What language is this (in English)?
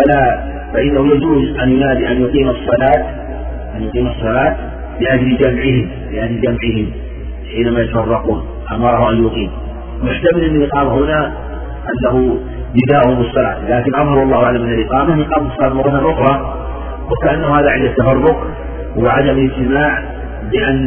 Arabic